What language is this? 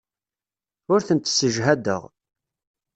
Kabyle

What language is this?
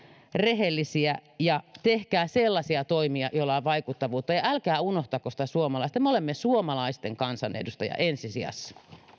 Finnish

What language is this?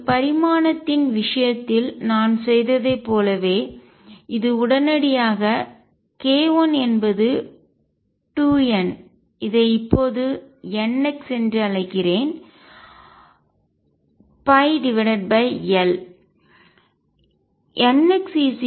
Tamil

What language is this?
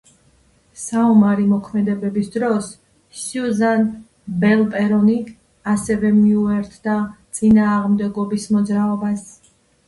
Georgian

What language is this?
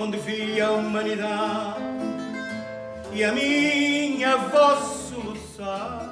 Portuguese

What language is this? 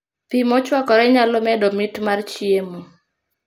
Luo (Kenya and Tanzania)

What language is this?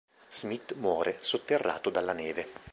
Italian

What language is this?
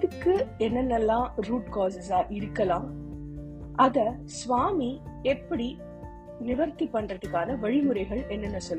Tamil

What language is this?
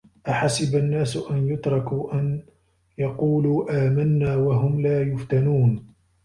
Arabic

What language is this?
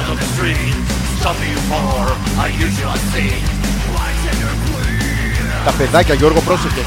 Greek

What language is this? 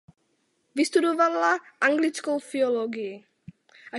Czech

